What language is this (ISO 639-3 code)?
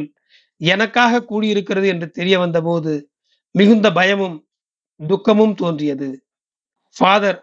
tam